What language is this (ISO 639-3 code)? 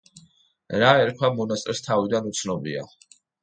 kat